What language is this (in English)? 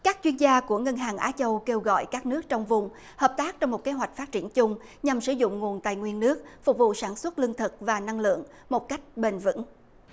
Vietnamese